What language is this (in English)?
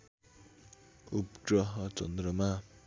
Nepali